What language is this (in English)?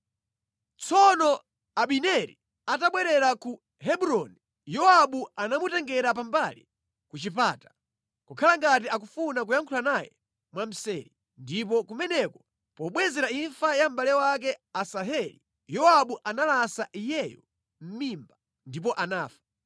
Nyanja